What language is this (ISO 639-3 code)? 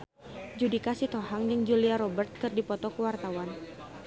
sun